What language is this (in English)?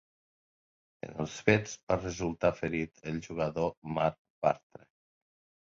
Catalan